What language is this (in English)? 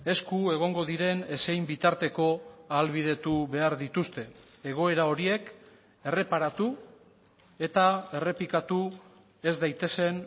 Basque